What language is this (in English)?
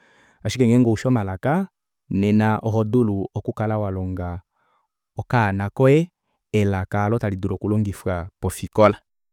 Kuanyama